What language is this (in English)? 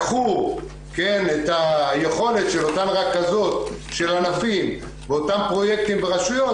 Hebrew